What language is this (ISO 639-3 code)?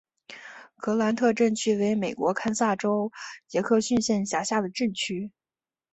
zho